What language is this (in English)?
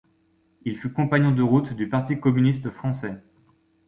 French